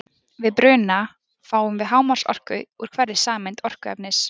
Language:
Icelandic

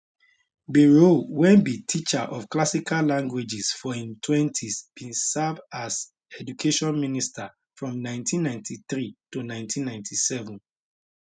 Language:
Nigerian Pidgin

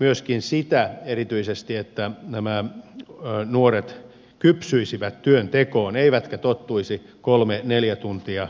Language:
Finnish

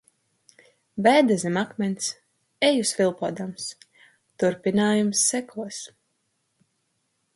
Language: Latvian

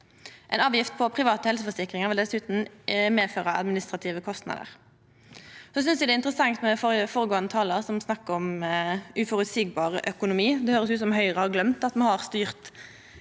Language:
Norwegian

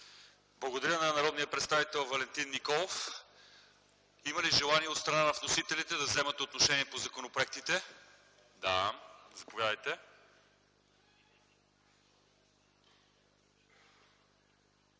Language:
Bulgarian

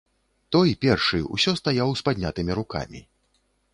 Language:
Belarusian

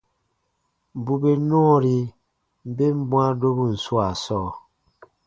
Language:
Baatonum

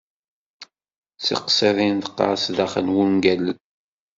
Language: Kabyle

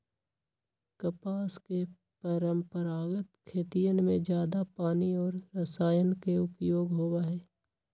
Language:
Magahi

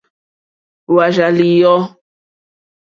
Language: Mokpwe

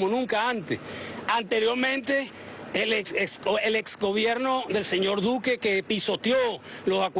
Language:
Spanish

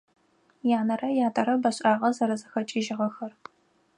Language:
Adyghe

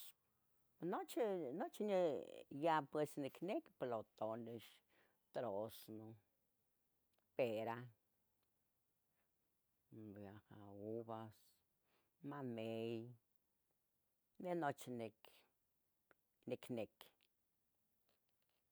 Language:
Tetelcingo Nahuatl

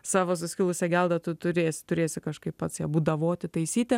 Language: Lithuanian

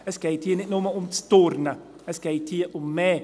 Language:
Swiss German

